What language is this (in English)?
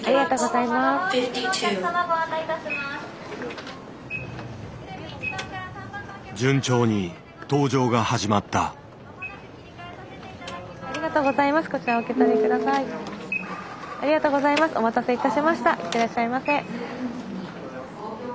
Japanese